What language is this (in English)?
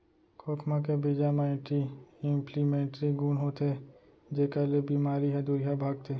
Chhattisgarhi